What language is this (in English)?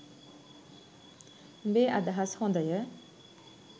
Sinhala